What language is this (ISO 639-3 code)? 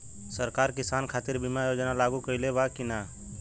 bho